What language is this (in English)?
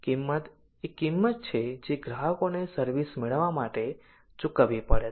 Gujarati